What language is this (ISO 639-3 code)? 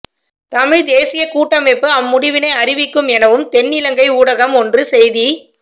tam